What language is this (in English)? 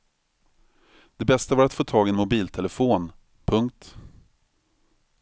Swedish